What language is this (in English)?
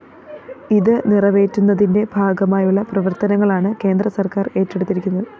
Malayalam